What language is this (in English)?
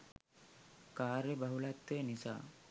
Sinhala